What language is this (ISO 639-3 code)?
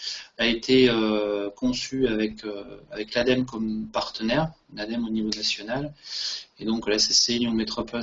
fra